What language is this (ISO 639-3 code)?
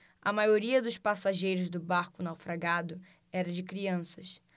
por